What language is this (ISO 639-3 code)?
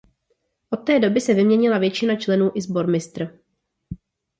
ces